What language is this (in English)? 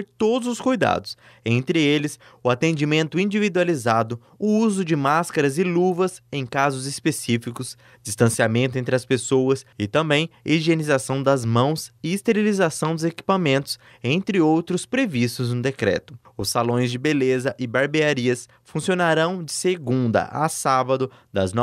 Portuguese